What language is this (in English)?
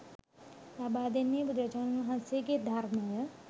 Sinhala